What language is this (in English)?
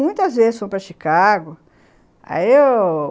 Portuguese